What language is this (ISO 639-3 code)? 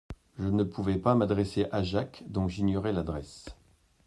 fra